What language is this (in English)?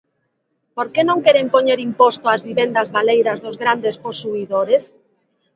Galician